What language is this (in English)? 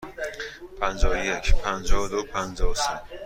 Persian